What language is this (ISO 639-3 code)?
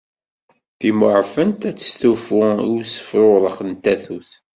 kab